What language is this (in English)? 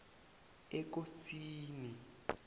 South Ndebele